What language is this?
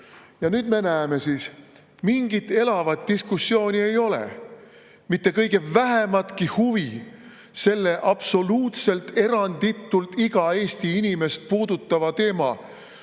Estonian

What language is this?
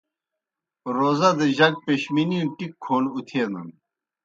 Kohistani Shina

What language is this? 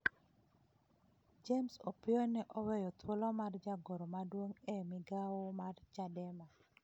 Luo (Kenya and Tanzania)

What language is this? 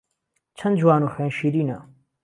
Central Kurdish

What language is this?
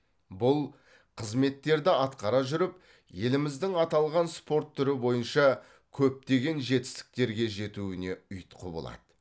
Kazakh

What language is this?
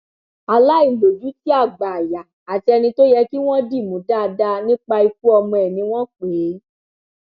Yoruba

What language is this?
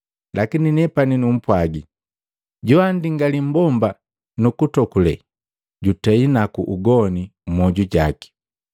Matengo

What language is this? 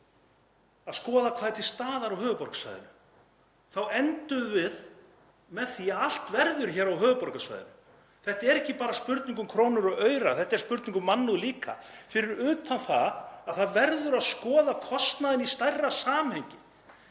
Icelandic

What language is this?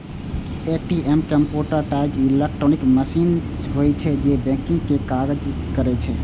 Maithili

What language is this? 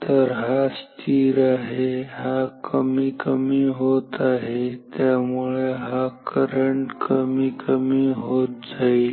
Marathi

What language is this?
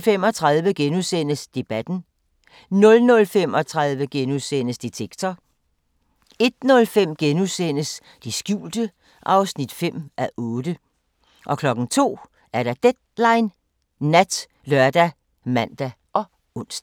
Danish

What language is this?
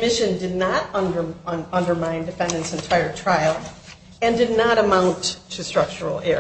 English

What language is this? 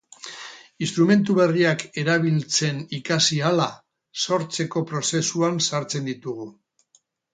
Basque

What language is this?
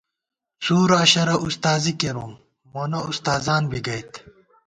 Gawar-Bati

